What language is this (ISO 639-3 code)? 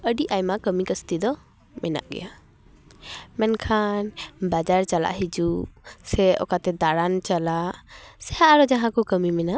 sat